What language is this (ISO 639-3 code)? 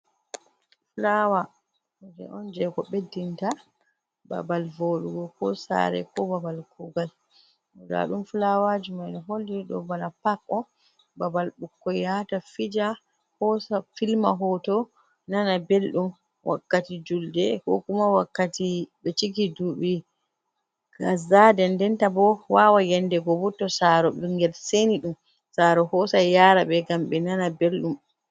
ful